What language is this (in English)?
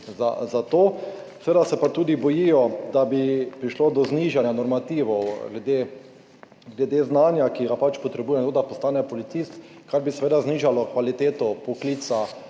Slovenian